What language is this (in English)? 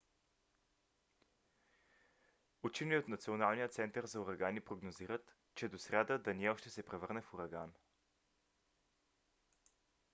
Bulgarian